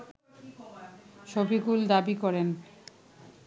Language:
Bangla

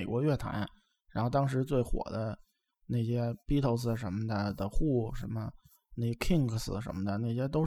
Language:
Chinese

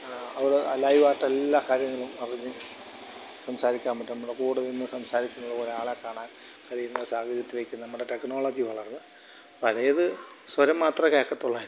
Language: Malayalam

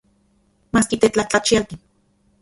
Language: Central Puebla Nahuatl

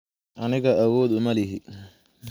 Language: Somali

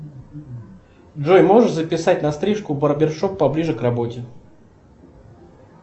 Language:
Russian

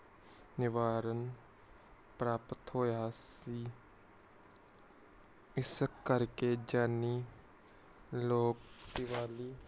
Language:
Punjabi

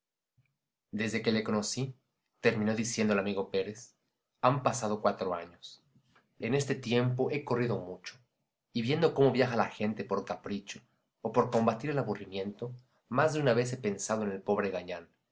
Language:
Spanish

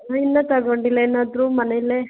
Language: Kannada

